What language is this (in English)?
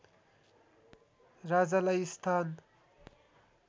Nepali